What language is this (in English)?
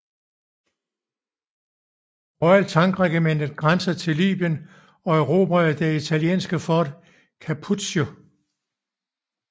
Danish